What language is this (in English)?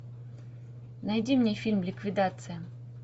Russian